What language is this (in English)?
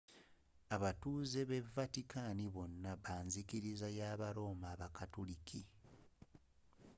Ganda